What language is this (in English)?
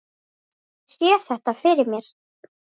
Icelandic